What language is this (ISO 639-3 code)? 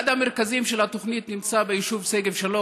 heb